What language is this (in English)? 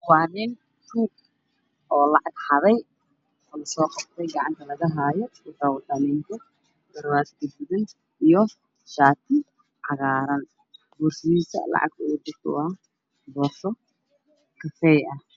Somali